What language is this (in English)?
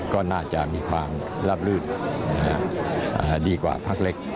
Thai